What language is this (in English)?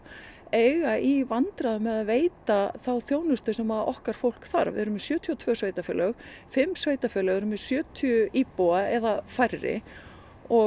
Icelandic